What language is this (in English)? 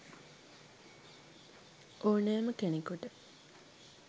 Sinhala